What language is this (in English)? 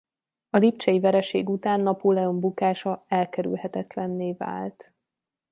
Hungarian